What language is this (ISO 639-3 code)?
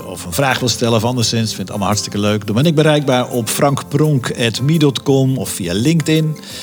nld